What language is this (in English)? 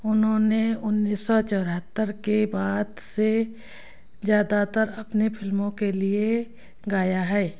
Hindi